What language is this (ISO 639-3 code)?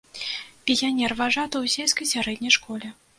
bel